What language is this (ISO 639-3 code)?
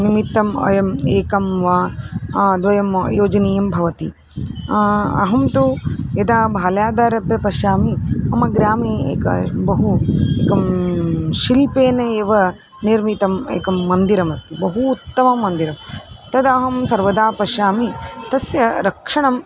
san